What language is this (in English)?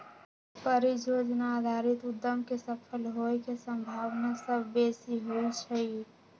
Magahi